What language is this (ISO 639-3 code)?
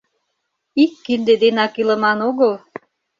chm